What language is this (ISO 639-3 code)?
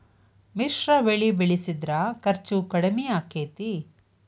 kan